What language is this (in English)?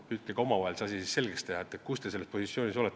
Estonian